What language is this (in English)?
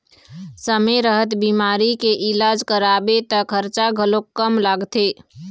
Chhattisgarhi